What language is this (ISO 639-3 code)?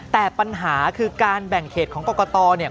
tha